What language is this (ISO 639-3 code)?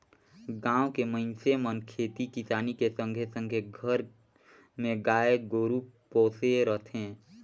hne